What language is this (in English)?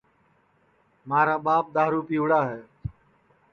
Sansi